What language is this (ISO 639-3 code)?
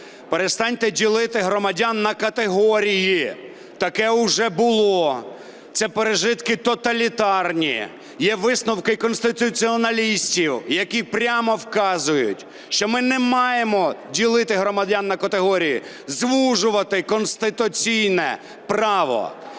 ukr